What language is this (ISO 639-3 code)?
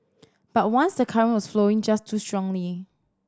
eng